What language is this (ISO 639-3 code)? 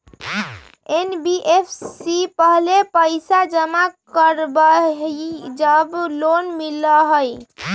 mag